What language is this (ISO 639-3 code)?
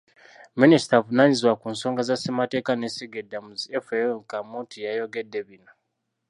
lug